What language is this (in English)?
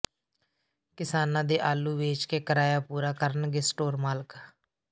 Punjabi